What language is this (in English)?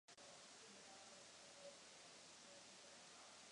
Czech